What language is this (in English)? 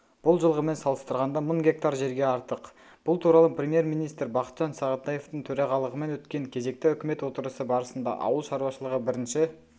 Kazakh